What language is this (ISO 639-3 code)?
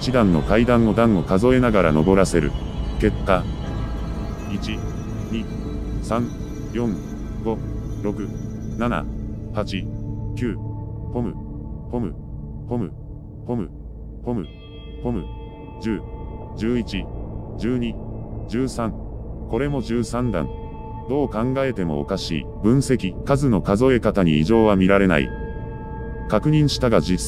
jpn